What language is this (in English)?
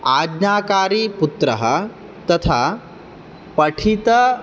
Sanskrit